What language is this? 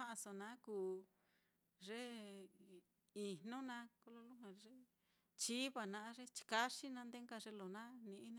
Mitlatongo Mixtec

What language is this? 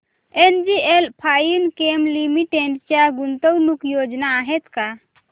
Marathi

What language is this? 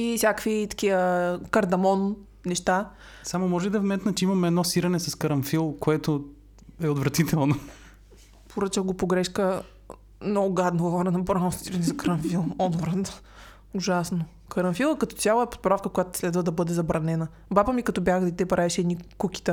Bulgarian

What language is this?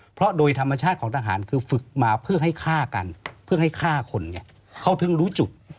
Thai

